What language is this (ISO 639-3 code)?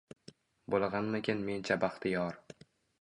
uzb